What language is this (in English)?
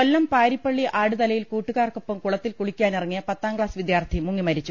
Malayalam